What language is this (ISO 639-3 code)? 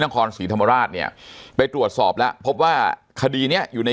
tha